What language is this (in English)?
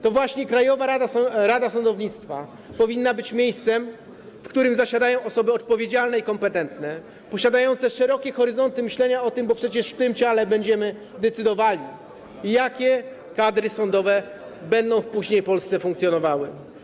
Polish